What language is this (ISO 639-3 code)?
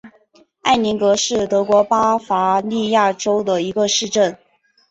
zho